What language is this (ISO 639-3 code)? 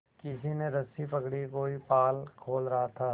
hin